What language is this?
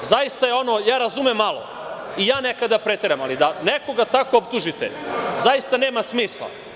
Serbian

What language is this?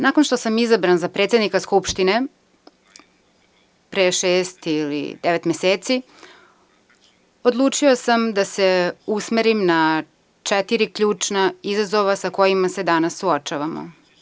Serbian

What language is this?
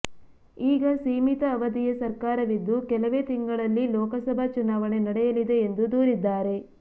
Kannada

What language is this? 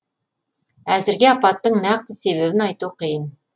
Kazakh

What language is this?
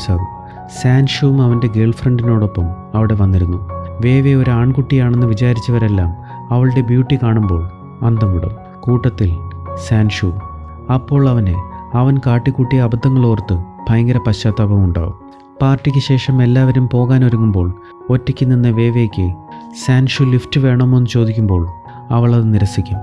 Malayalam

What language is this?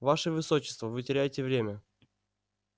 Russian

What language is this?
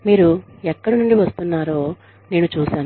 Telugu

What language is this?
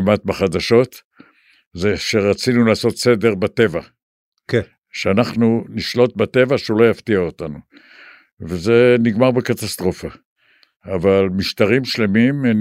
Hebrew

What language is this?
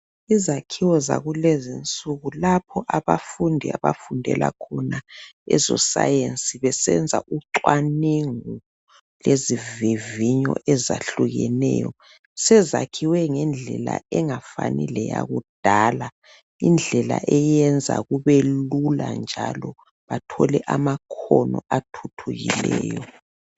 North Ndebele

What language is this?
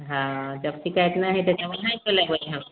Maithili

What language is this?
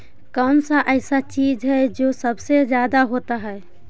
Magahi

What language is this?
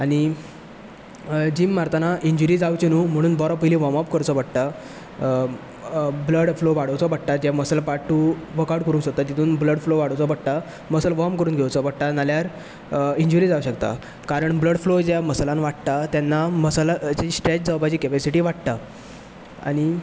Konkani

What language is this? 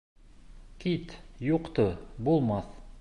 Bashkir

